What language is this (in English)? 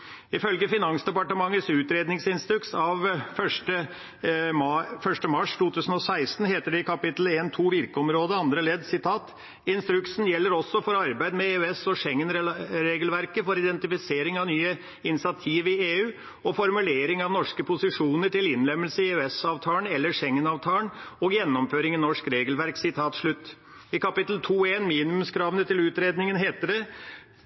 Norwegian Bokmål